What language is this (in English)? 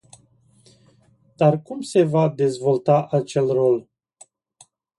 Romanian